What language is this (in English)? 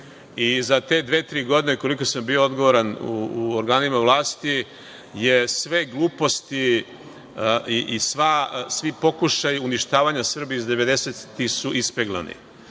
Serbian